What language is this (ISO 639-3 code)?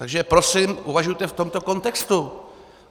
ces